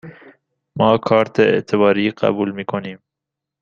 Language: Persian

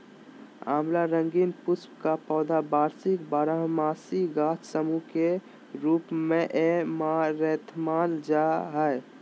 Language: Magahi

